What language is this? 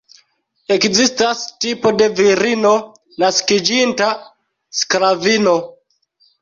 Esperanto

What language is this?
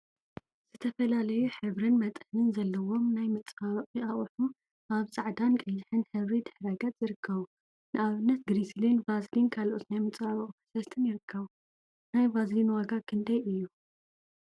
Tigrinya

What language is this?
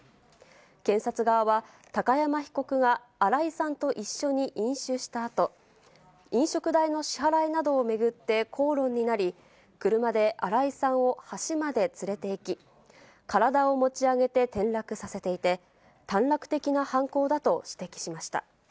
Japanese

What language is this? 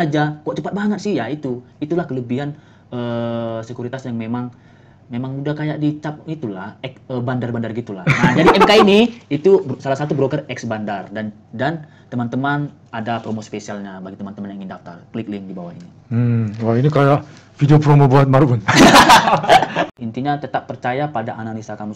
Indonesian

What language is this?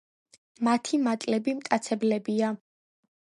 Georgian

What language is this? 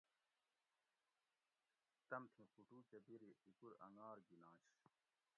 Gawri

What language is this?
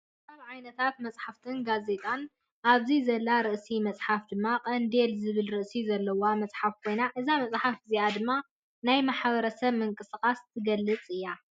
Tigrinya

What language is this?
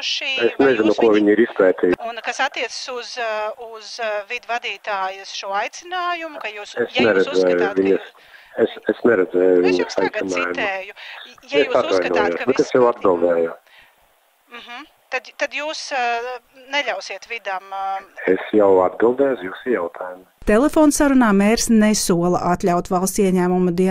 Latvian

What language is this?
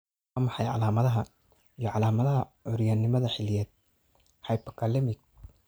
Somali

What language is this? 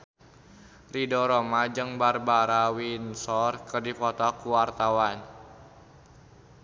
Sundanese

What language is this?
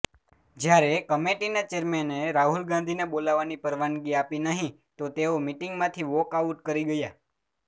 Gujarati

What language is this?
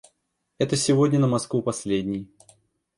Russian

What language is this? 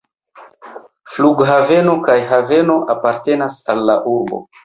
Esperanto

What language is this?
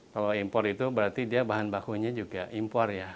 Indonesian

